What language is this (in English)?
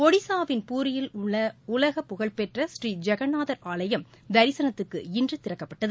Tamil